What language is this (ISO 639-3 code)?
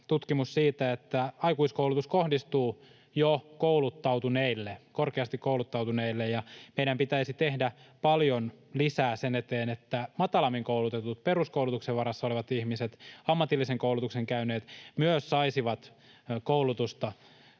fin